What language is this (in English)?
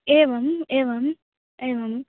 Sanskrit